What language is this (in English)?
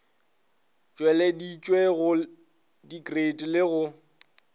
Northern Sotho